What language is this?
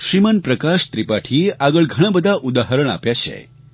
Gujarati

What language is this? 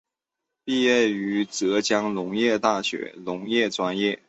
Chinese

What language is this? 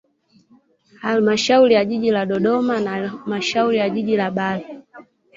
Swahili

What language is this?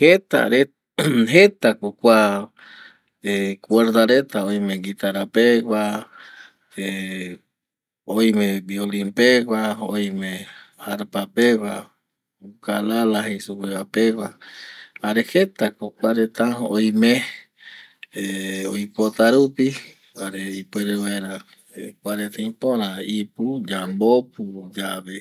Eastern Bolivian Guaraní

